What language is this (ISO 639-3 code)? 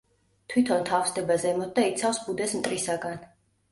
kat